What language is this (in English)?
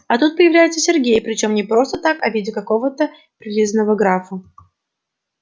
Russian